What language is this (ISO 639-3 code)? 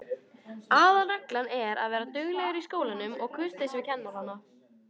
isl